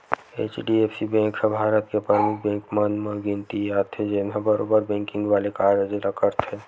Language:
Chhattisgarhi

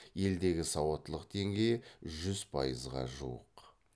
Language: Kazakh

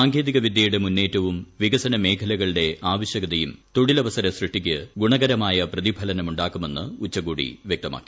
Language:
Malayalam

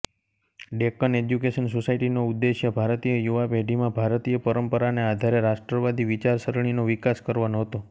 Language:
Gujarati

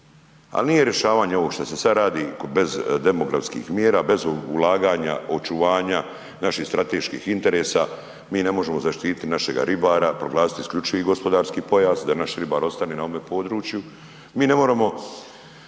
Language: Croatian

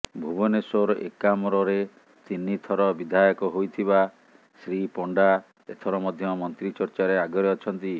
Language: Odia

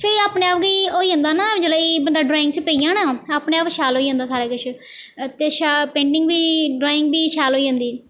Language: Dogri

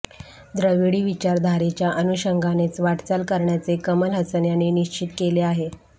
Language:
Marathi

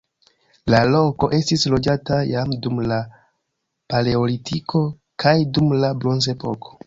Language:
Esperanto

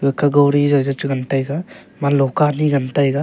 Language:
Wancho Naga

